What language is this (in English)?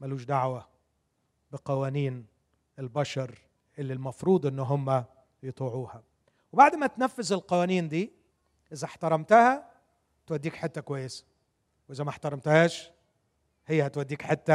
Arabic